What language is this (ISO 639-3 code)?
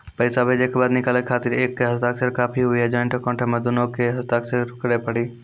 mai